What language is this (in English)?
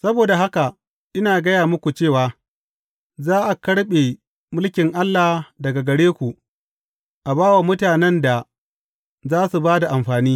Hausa